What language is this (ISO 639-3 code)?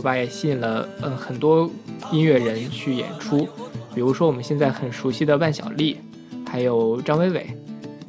zho